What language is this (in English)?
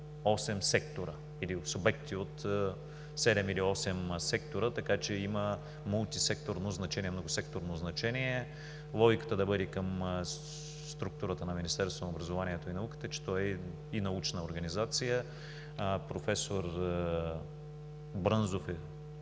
Bulgarian